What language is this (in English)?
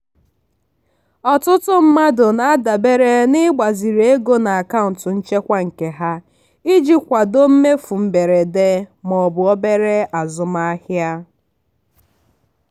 Igbo